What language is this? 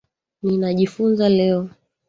Swahili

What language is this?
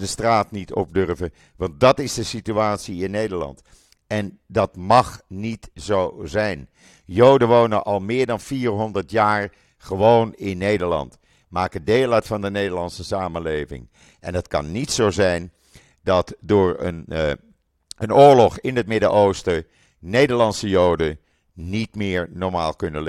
Dutch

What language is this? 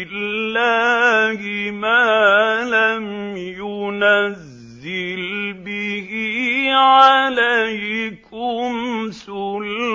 Arabic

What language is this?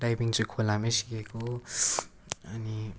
Nepali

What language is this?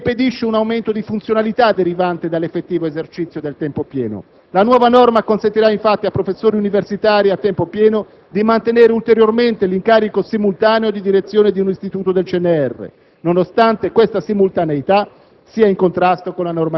Italian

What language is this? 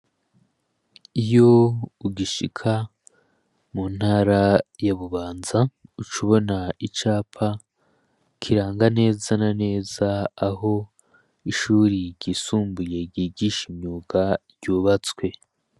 Rundi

